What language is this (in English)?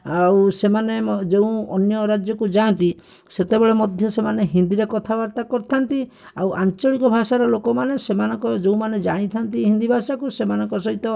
Odia